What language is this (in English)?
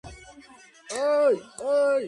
Georgian